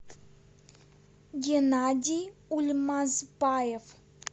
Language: Russian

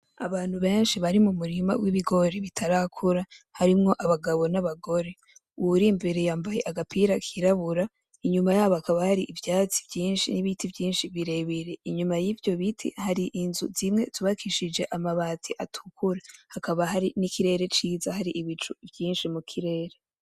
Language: Rundi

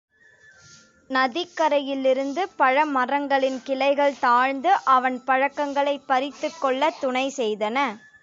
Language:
Tamil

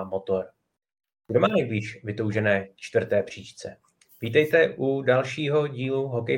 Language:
Czech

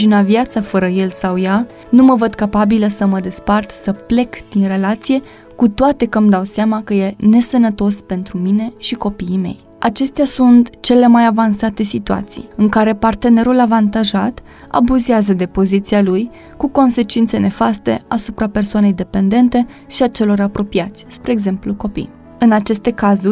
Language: Romanian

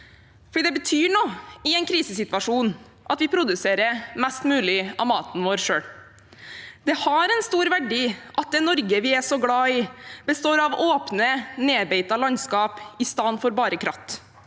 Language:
Norwegian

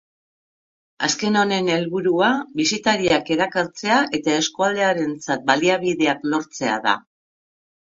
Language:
Basque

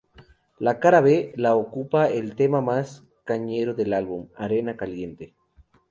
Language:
Spanish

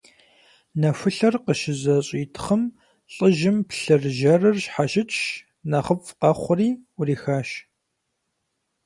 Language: Kabardian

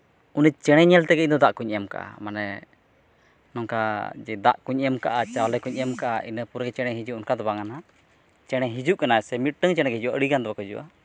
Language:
Santali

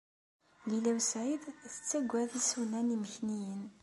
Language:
Kabyle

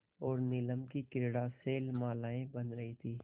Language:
Hindi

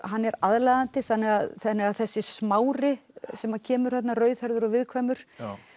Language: Icelandic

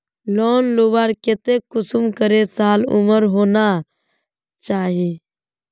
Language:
Magahi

